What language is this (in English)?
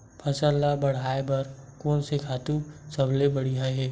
Chhattisgarhi